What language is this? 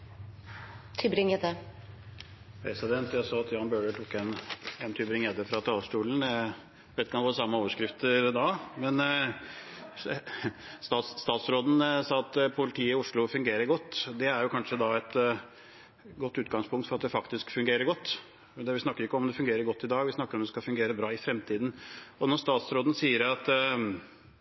Norwegian Bokmål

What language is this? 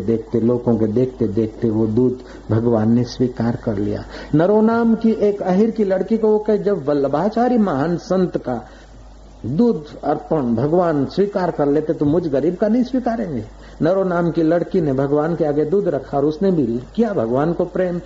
Hindi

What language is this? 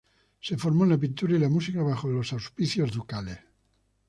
Spanish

